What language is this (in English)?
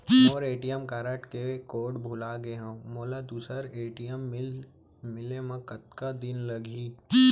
Chhattisgarhi